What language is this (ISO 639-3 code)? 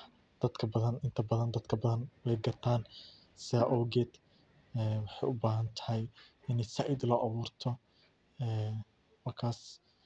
som